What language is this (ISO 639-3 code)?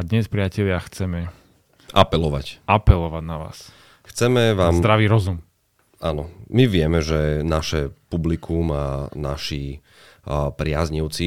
slk